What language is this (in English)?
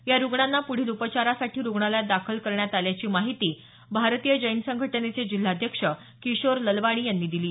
Marathi